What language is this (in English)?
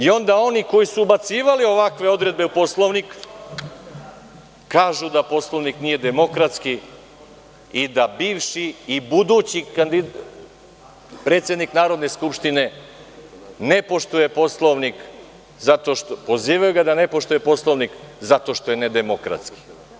Serbian